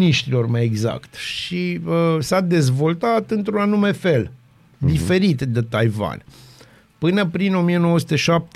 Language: Romanian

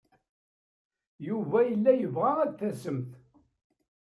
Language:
Kabyle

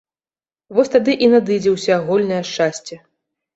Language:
Belarusian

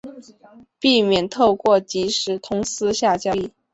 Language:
Chinese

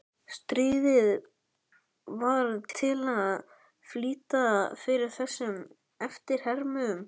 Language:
Icelandic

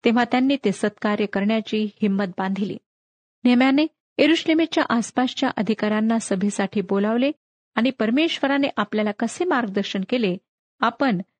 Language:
Marathi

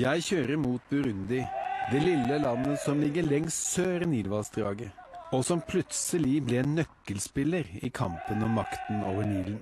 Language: Norwegian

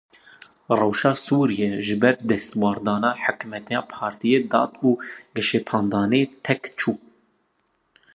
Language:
Kurdish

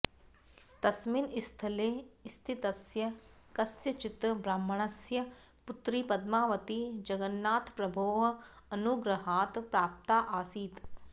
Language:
Sanskrit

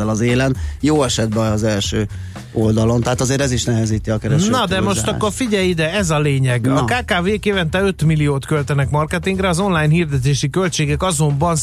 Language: Hungarian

